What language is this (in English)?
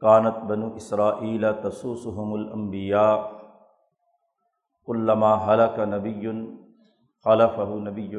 Urdu